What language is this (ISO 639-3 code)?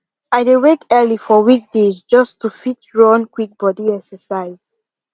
pcm